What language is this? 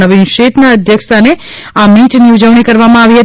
Gujarati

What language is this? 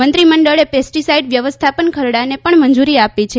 Gujarati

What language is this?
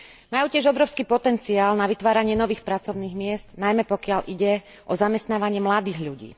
Slovak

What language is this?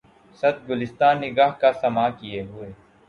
Urdu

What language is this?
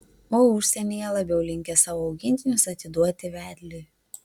Lithuanian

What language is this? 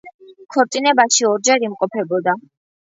Georgian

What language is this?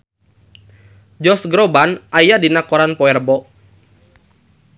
Sundanese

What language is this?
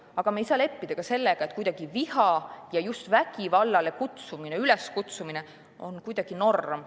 Estonian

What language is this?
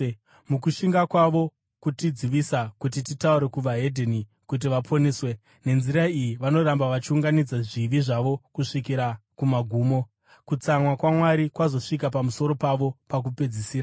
Shona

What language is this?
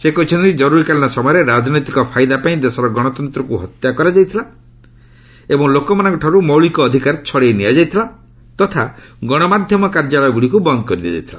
Odia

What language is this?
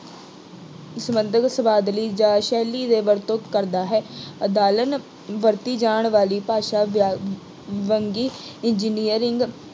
Punjabi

